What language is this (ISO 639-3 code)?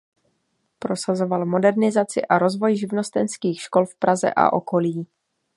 ces